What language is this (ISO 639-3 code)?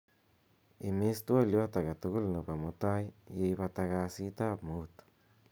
kln